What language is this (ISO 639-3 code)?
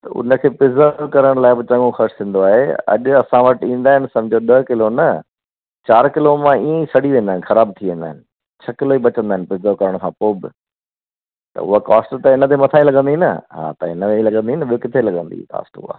snd